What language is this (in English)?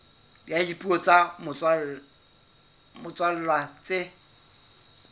Southern Sotho